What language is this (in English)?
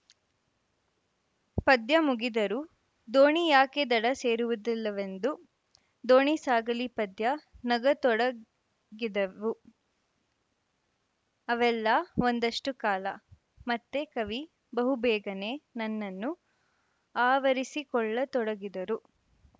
Kannada